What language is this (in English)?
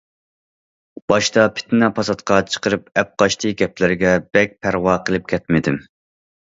Uyghur